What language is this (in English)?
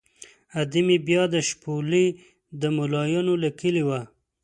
Pashto